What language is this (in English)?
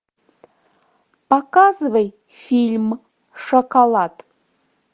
Russian